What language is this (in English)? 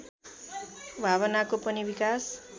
Nepali